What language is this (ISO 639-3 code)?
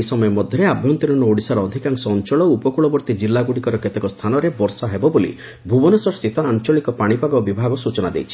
ori